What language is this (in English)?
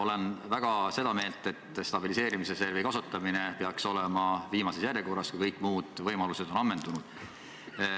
Estonian